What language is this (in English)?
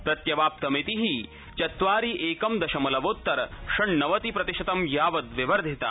Sanskrit